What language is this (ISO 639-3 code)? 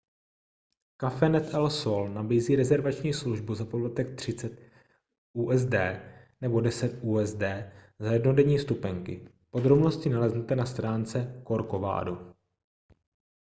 ces